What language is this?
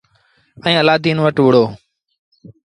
Sindhi Bhil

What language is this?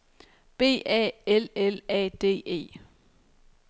Danish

